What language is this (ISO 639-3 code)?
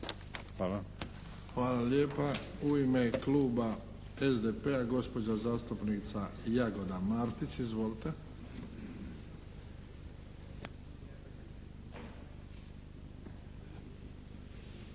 hrv